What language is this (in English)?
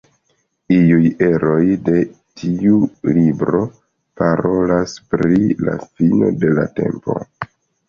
Esperanto